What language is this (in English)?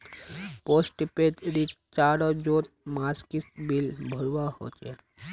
Magahi